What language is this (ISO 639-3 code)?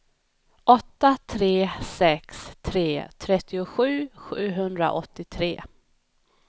swe